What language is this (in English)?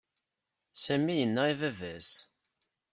Kabyle